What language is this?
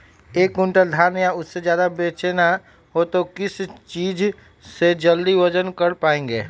Magahi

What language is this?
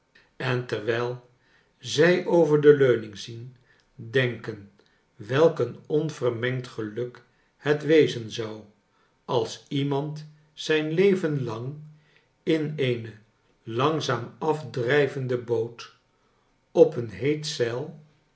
Dutch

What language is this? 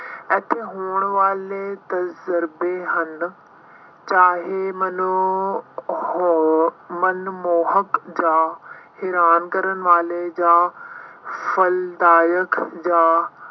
Punjabi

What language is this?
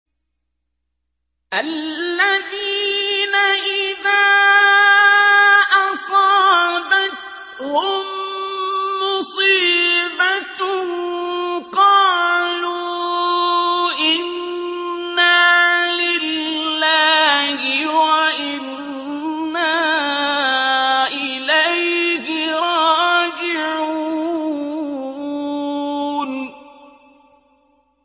Arabic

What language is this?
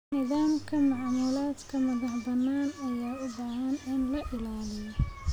Somali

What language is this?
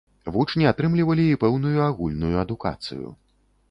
Belarusian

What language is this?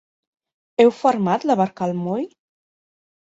Catalan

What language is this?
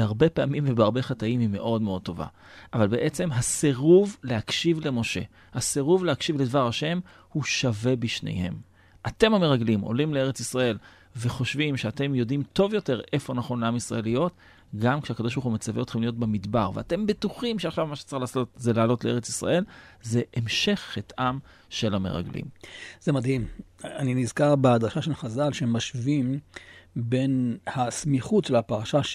Hebrew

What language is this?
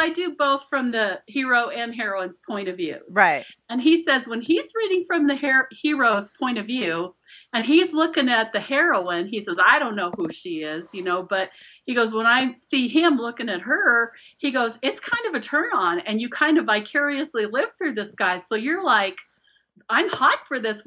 English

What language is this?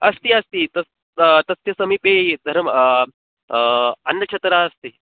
Sanskrit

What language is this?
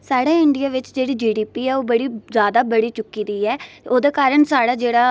Dogri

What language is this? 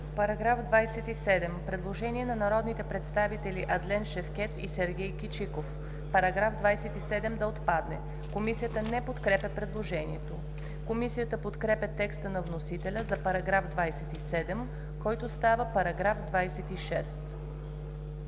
Bulgarian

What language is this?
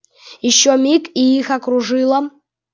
Russian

